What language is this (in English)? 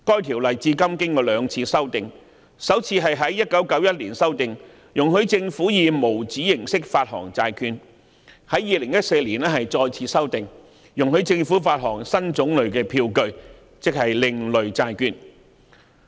Cantonese